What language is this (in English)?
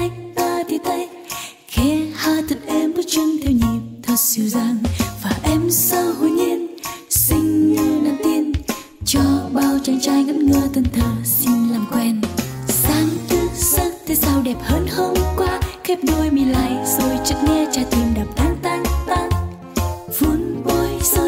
Vietnamese